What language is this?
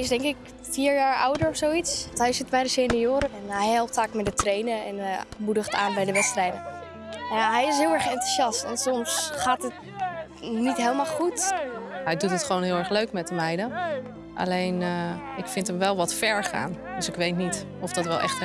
Dutch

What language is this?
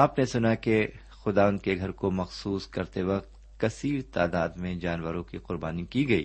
Urdu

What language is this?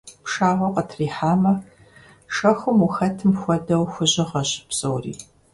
Kabardian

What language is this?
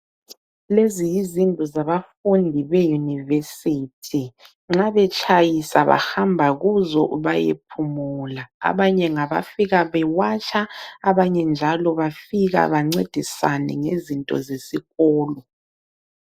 North Ndebele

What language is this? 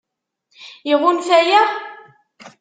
Kabyle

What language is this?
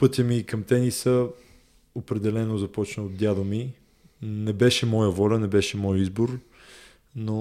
Bulgarian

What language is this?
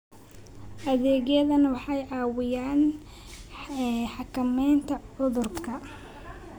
Somali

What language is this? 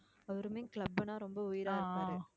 Tamil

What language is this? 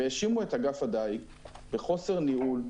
Hebrew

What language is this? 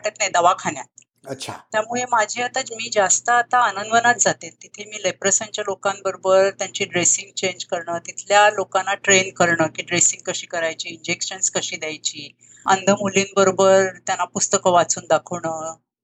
Marathi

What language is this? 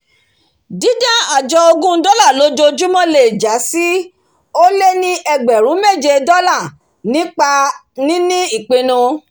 Yoruba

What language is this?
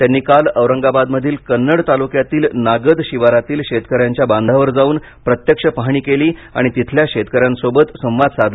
Marathi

